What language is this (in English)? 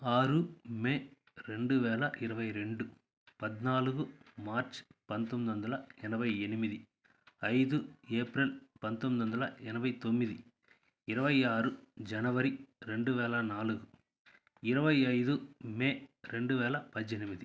Telugu